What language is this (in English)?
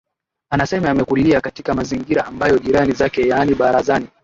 Swahili